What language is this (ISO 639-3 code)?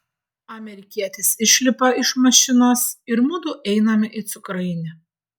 lit